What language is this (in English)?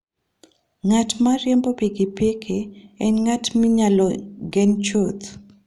Luo (Kenya and Tanzania)